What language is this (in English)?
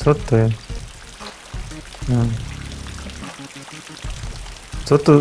Polish